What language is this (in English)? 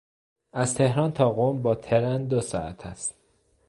Persian